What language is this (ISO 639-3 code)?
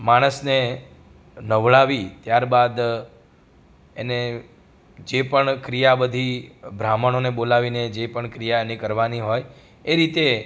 guj